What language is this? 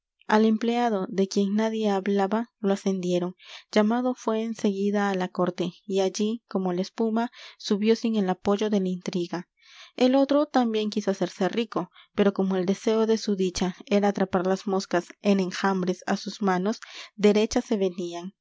Spanish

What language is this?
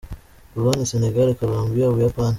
Kinyarwanda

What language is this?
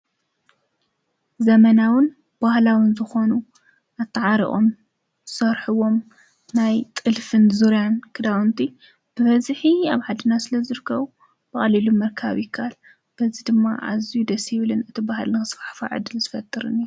Tigrinya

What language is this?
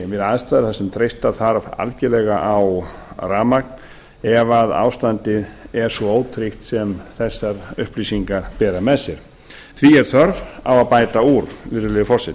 Icelandic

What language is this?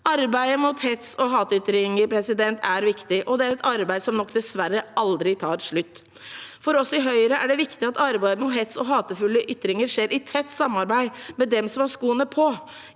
Norwegian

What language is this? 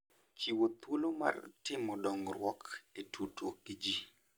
Luo (Kenya and Tanzania)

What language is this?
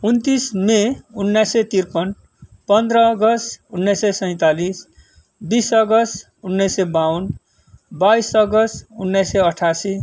Nepali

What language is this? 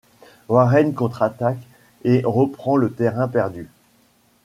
French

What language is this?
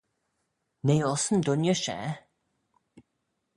Manx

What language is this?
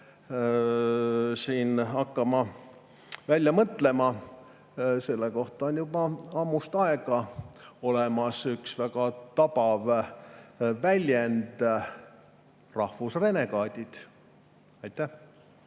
Estonian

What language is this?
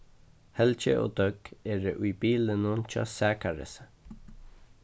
Faroese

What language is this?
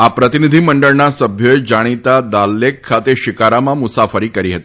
Gujarati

